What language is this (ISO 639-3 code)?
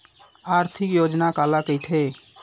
hne